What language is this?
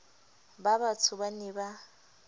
Southern Sotho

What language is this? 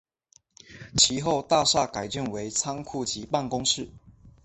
Chinese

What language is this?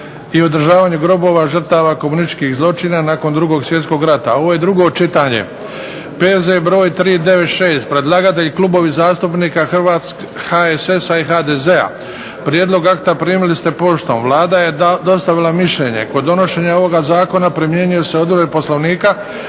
Croatian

